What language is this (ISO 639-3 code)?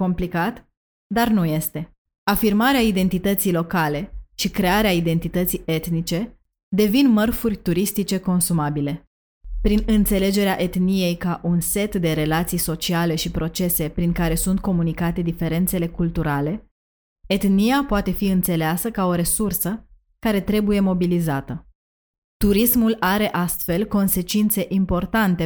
ron